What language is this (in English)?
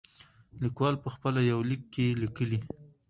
Pashto